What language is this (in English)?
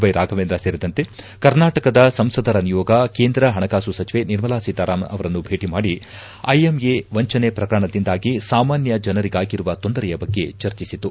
Kannada